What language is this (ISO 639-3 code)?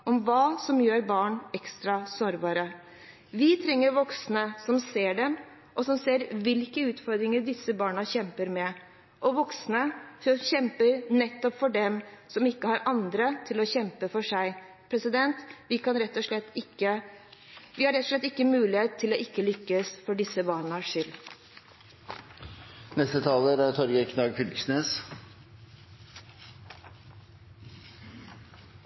nor